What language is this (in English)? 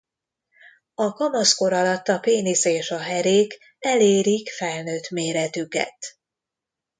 Hungarian